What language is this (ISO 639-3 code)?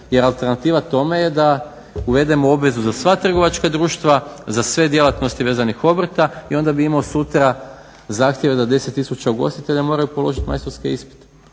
hrv